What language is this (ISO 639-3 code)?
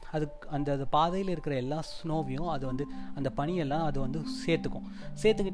tam